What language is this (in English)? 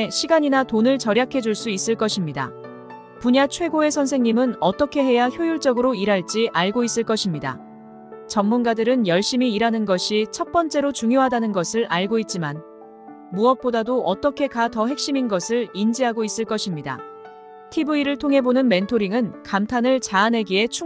Korean